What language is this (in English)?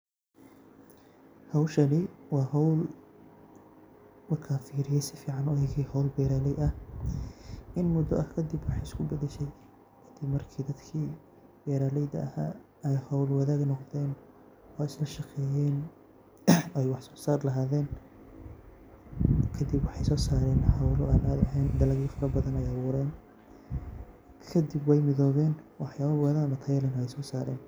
Somali